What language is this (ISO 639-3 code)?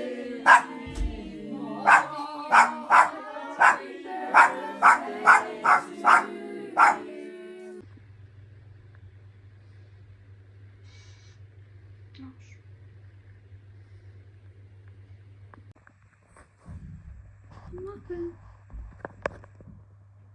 eng